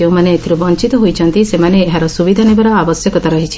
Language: Odia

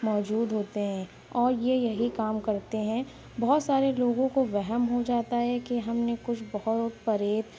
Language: Urdu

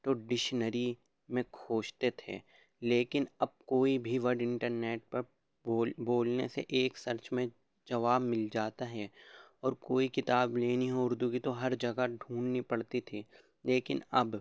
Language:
Urdu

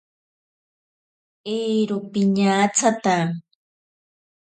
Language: Ashéninka Perené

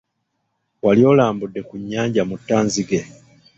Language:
Ganda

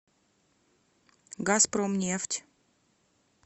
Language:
Russian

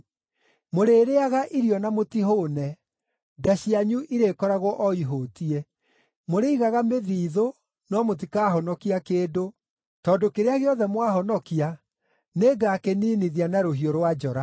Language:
Kikuyu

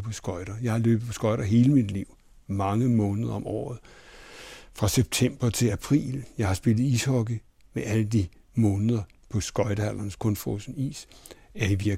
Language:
Danish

